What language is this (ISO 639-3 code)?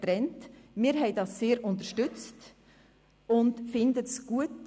gsw